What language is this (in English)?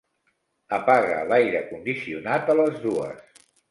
Catalan